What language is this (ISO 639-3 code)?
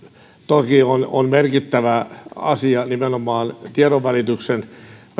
fin